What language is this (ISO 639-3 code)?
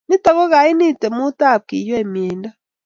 kln